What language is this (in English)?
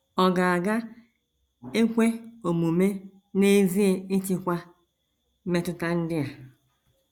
Igbo